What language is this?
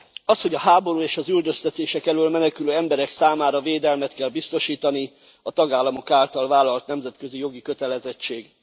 Hungarian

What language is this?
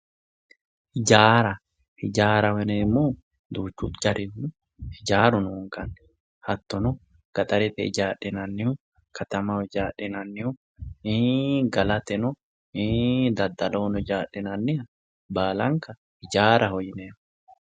Sidamo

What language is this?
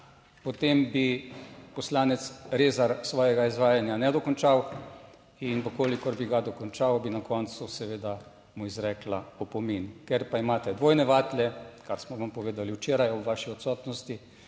Slovenian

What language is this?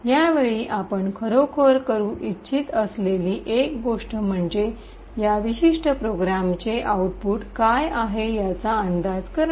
Marathi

